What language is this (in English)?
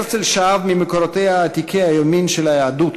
Hebrew